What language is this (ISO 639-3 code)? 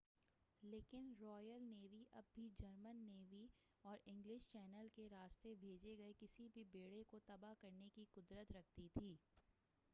urd